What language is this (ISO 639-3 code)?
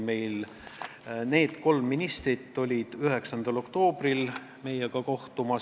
est